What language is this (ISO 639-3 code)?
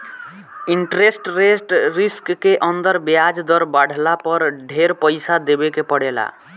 bho